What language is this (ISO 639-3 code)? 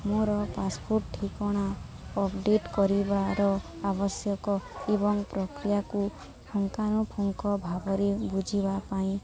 ori